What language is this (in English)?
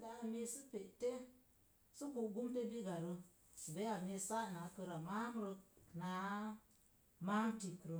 Mom Jango